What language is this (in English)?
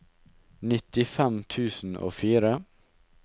Norwegian